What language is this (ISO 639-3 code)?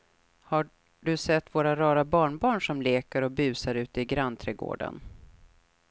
swe